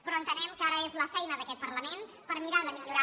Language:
Catalan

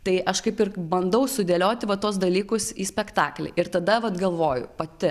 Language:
Lithuanian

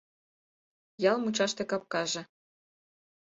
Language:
Mari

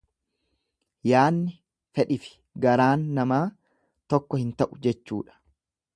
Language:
Oromo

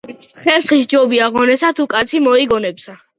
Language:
Georgian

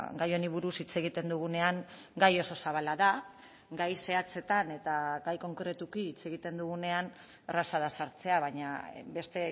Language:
Basque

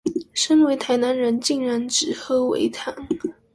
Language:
Chinese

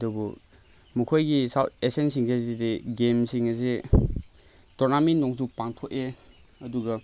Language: Manipuri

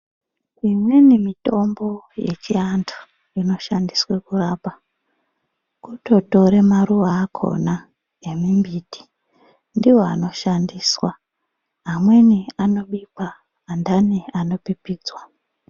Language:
Ndau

